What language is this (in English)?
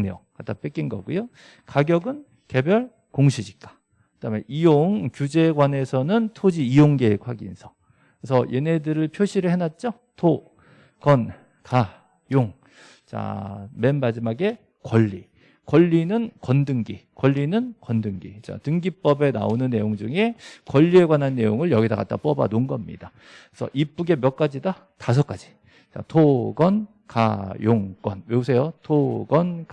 Korean